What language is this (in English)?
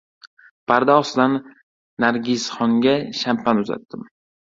Uzbek